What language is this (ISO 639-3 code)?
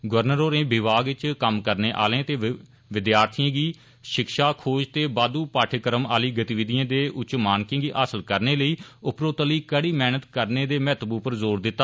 doi